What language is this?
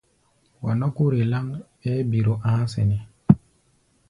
Gbaya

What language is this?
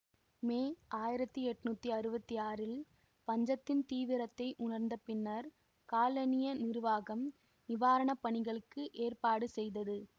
Tamil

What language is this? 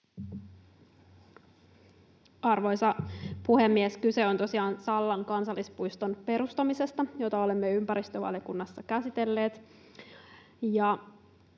Finnish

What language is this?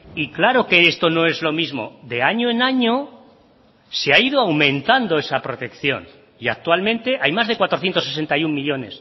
Spanish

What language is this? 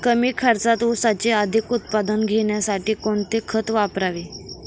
Marathi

